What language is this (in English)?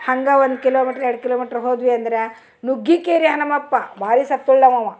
Kannada